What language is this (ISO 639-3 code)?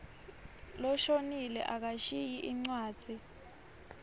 ssw